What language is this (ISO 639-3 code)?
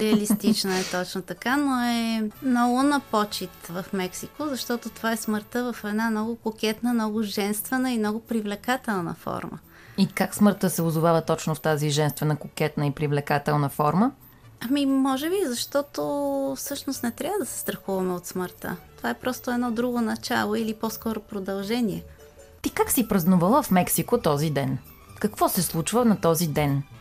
bul